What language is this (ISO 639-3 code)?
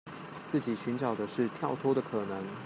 zho